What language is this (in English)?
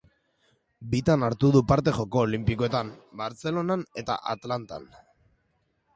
Basque